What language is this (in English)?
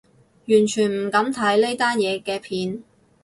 Cantonese